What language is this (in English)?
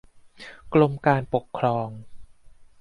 Thai